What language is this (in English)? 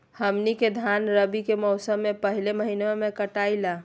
Magahi